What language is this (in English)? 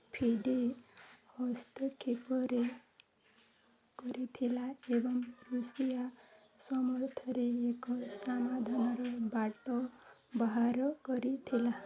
Odia